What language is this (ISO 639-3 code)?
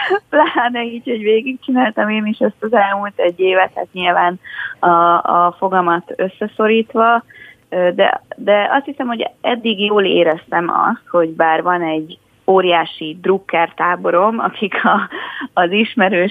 hun